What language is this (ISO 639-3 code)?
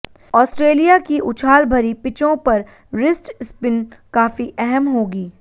hin